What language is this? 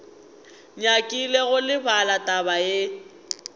Northern Sotho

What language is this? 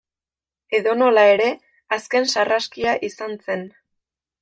Basque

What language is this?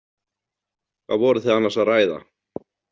Icelandic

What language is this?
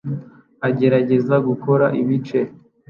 Kinyarwanda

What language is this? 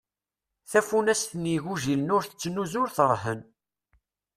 Kabyle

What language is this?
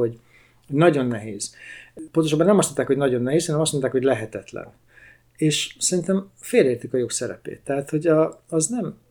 Hungarian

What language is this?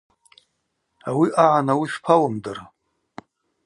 Abaza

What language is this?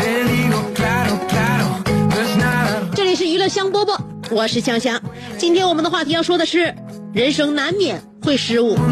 Chinese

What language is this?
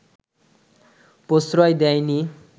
Bangla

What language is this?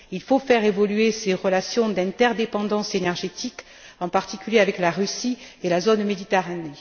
French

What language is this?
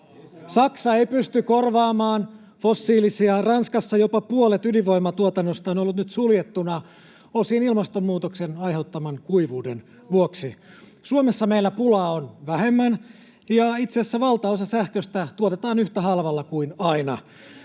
Finnish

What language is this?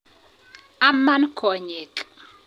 Kalenjin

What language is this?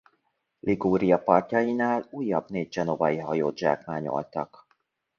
Hungarian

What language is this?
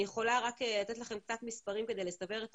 Hebrew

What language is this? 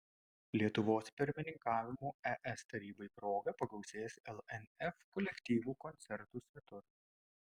Lithuanian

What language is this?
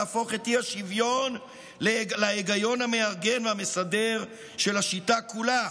Hebrew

